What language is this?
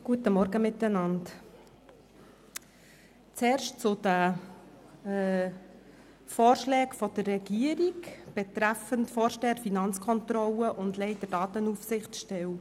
Swiss German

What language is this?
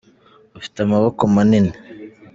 Kinyarwanda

